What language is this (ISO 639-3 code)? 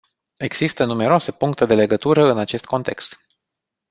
ron